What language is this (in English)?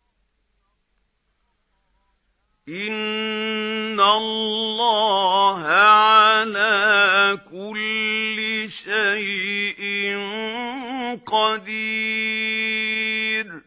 Arabic